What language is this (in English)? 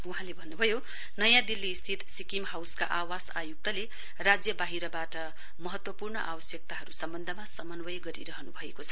Nepali